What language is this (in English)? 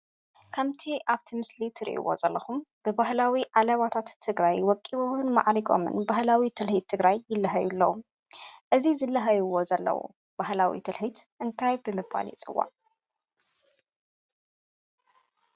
Tigrinya